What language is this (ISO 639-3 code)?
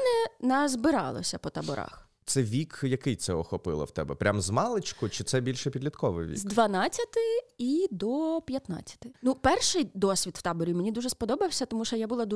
ukr